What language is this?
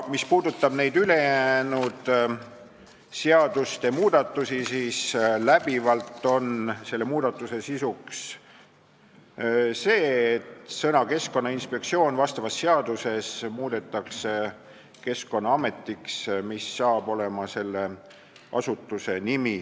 Estonian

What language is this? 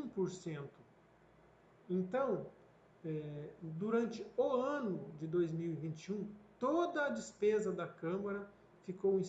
Portuguese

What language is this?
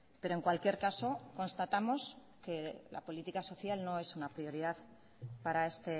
Spanish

